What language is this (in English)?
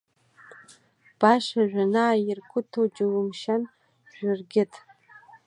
Abkhazian